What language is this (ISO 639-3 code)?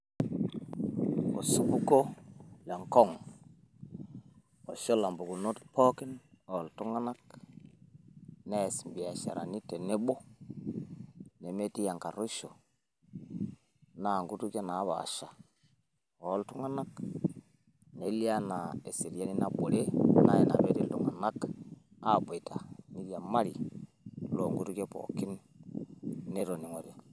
mas